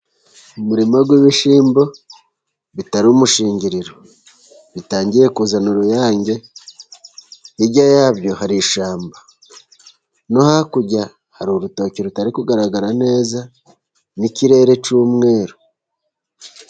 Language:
Kinyarwanda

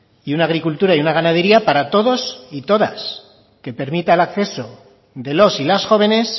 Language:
Spanish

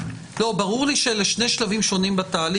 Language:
Hebrew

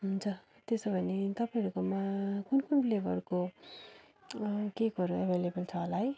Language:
Nepali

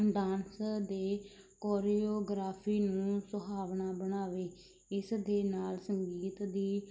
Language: Punjabi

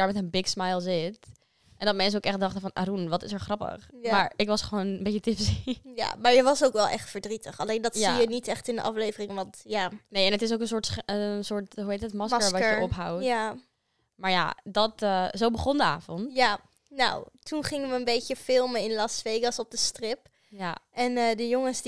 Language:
Dutch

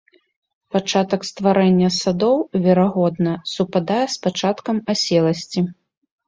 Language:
Belarusian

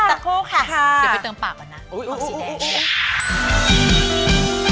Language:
Thai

